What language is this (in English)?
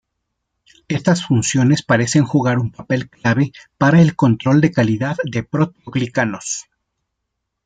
Spanish